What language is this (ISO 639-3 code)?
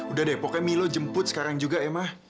ind